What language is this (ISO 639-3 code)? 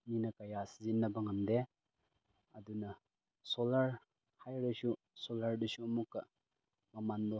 mni